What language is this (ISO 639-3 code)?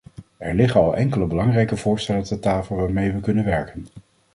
nld